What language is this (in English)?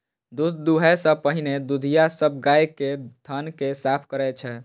Maithili